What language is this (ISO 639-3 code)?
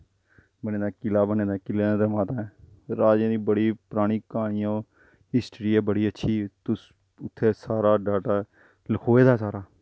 doi